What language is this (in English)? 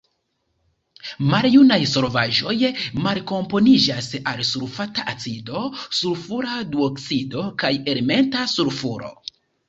Esperanto